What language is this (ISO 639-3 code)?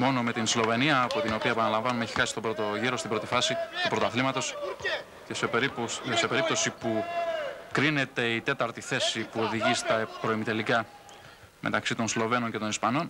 ell